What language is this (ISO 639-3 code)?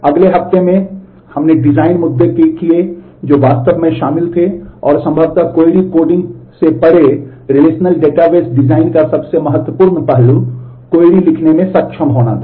hin